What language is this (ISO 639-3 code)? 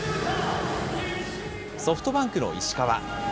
jpn